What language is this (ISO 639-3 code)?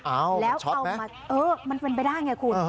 tha